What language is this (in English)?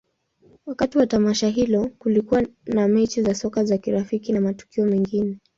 Swahili